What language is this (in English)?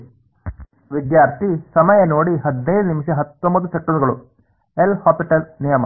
Kannada